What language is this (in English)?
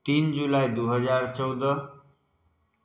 Maithili